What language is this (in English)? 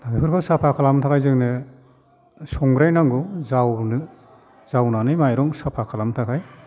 Bodo